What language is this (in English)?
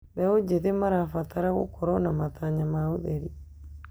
Kikuyu